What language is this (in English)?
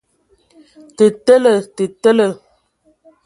Ewondo